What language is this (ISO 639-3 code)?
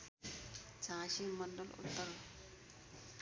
nep